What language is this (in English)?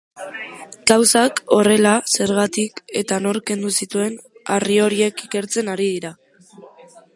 Basque